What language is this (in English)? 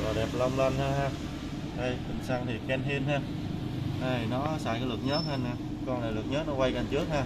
Vietnamese